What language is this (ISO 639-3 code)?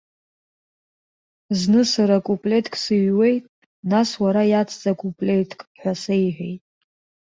abk